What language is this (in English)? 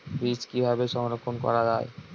Bangla